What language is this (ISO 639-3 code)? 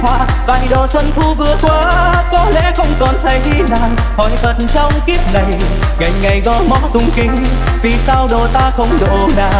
vie